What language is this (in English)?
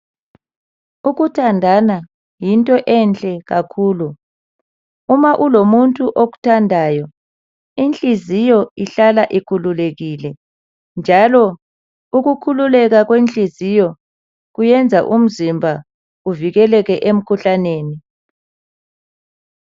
North Ndebele